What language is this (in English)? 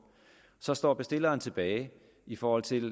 Danish